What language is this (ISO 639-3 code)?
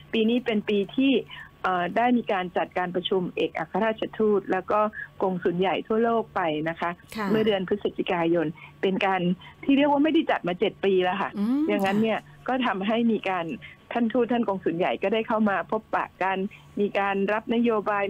tha